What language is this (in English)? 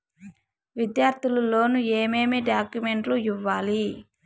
Telugu